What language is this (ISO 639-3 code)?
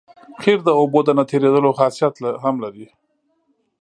pus